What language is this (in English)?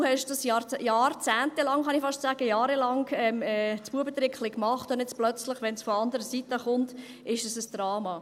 Swiss German